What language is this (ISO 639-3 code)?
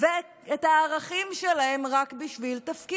heb